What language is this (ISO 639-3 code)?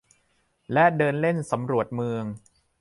tha